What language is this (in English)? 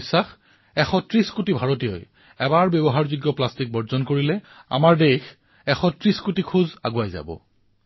Assamese